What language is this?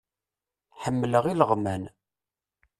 Kabyle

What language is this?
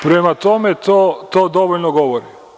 Serbian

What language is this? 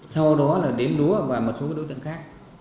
Vietnamese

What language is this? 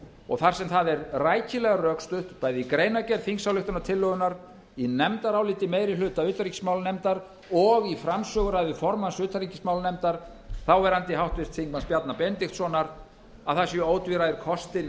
Icelandic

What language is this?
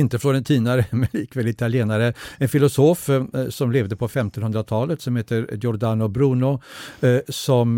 Swedish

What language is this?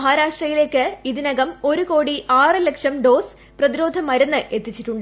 Malayalam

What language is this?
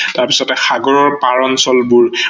Assamese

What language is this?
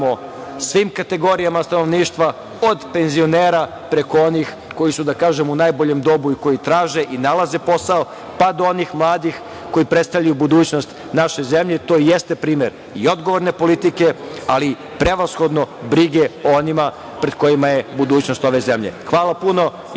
Serbian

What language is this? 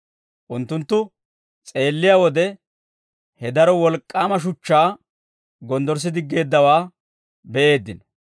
Dawro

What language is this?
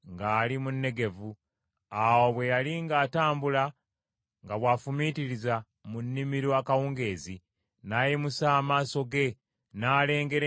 Ganda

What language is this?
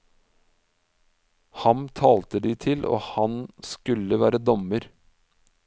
Norwegian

